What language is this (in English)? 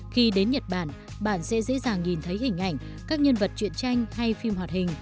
Vietnamese